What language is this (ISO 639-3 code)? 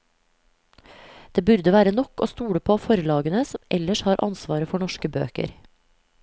nor